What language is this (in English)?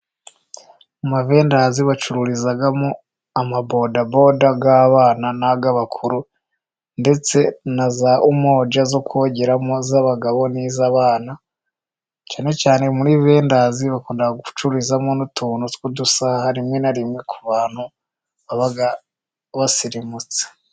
Kinyarwanda